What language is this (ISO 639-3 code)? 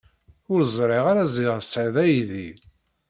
kab